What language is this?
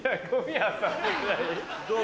Japanese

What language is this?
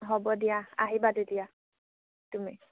Assamese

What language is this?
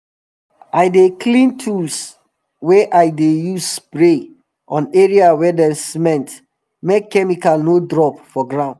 Nigerian Pidgin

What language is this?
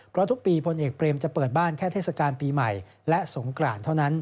Thai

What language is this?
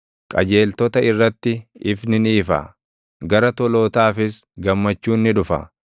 Oromo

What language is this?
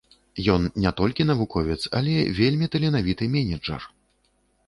Belarusian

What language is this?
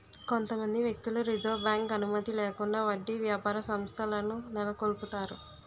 Telugu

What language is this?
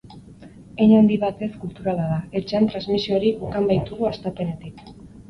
Basque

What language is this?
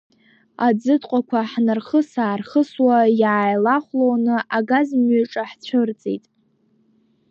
Abkhazian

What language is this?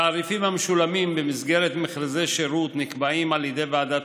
Hebrew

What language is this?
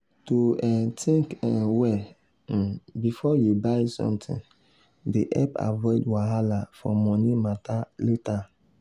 Nigerian Pidgin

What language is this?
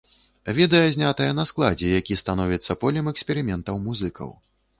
Belarusian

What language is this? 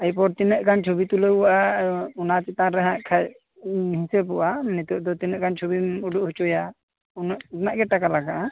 Santali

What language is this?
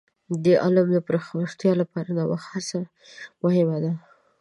Pashto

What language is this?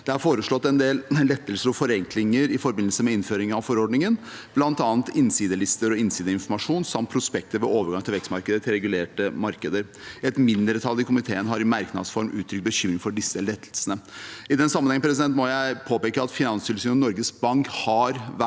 Norwegian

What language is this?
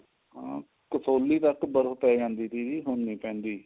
Punjabi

